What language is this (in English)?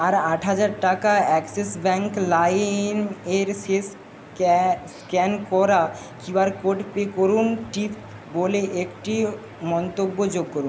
Bangla